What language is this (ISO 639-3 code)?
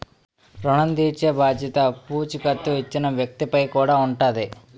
tel